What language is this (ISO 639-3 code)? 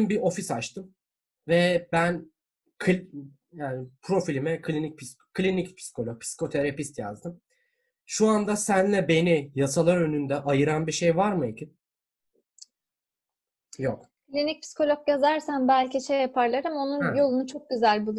tur